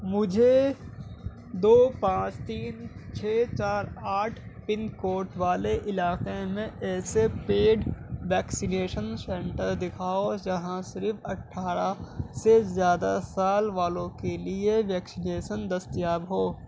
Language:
Urdu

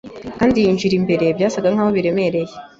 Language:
Kinyarwanda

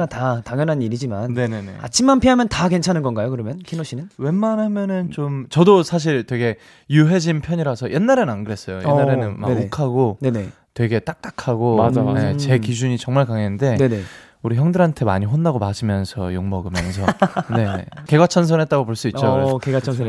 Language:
Korean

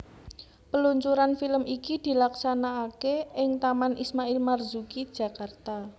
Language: Javanese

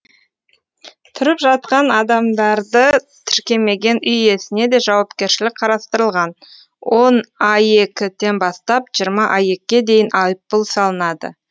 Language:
Kazakh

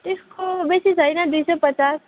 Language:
Nepali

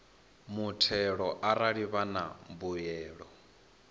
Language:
Venda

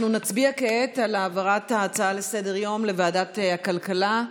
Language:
Hebrew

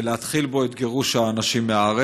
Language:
Hebrew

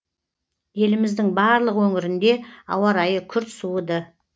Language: Kazakh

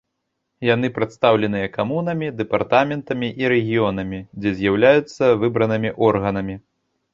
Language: Belarusian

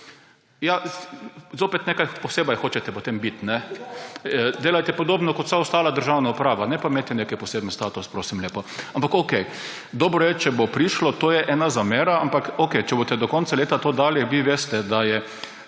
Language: Slovenian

